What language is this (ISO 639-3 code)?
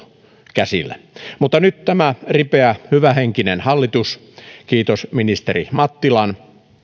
fin